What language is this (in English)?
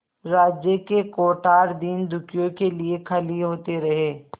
Hindi